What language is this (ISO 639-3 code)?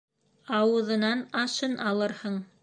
bak